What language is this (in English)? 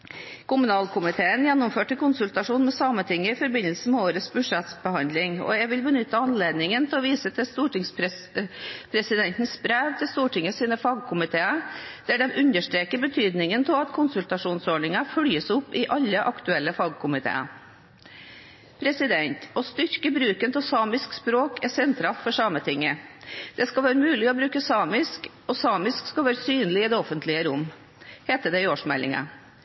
Norwegian Bokmål